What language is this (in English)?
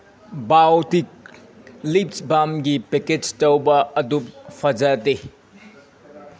Manipuri